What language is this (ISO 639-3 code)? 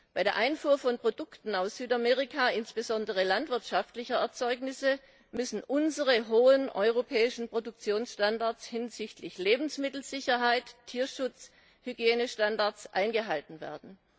deu